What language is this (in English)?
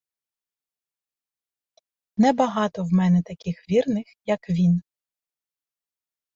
Ukrainian